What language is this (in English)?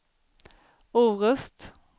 Swedish